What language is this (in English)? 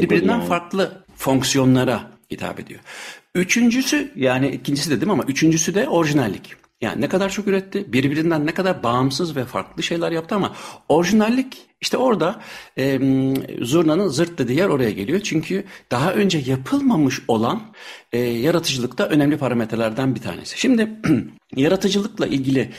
Turkish